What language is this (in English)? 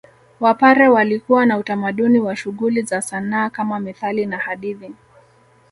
Swahili